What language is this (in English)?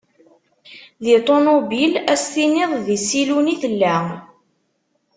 Kabyle